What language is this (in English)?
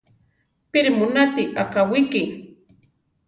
Central Tarahumara